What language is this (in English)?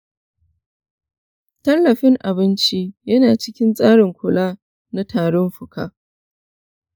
Hausa